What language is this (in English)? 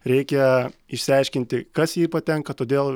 Lithuanian